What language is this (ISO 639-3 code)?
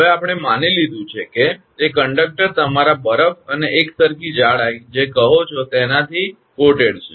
guj